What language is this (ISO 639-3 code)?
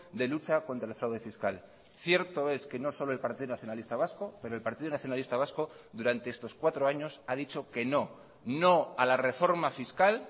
spa